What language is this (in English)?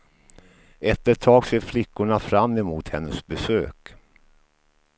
Swedish